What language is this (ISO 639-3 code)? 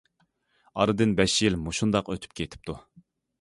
uig